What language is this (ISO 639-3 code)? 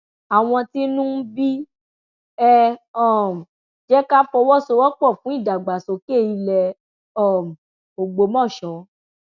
yor